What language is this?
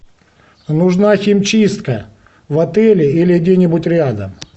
Russian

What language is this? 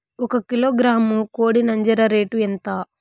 Telugu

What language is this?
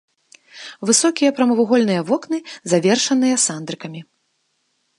Belarusian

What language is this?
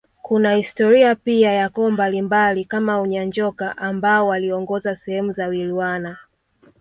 Swahili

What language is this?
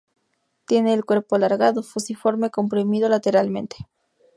Spanish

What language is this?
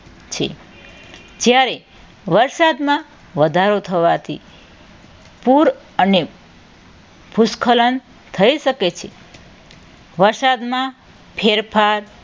Gujarati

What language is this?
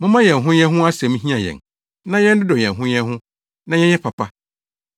Akan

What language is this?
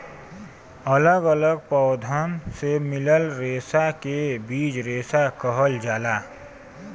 Bhojpuri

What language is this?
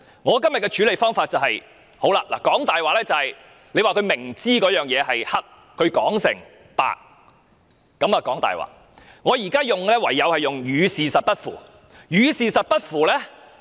Cantonese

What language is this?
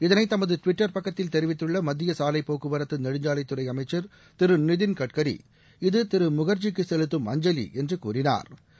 Tamil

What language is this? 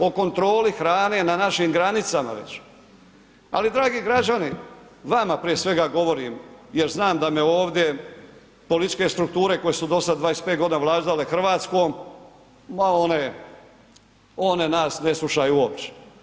Croatian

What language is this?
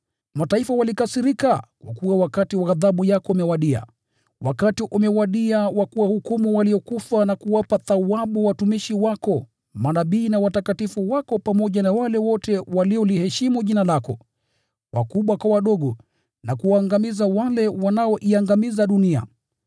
Swahili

